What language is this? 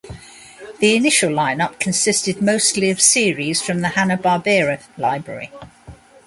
English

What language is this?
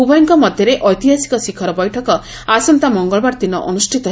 Odia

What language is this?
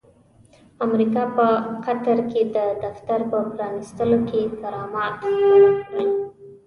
Pashto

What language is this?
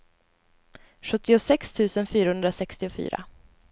Swedish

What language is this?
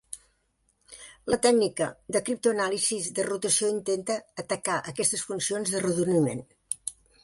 Catalan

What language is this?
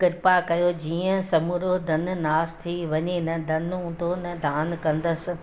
Sindhi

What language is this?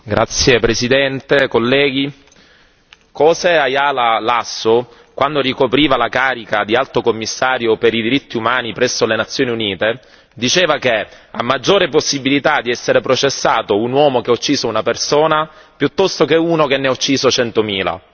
Italian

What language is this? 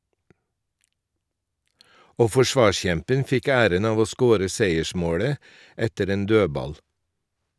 Norwegian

